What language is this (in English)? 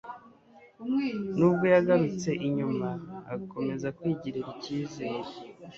Kinyarwanda